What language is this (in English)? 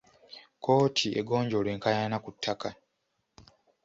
Ganda